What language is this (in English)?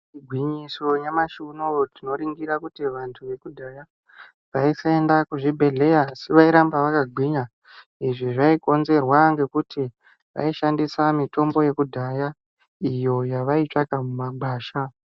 Ndau